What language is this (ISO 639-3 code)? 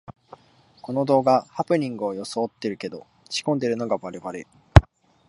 jpn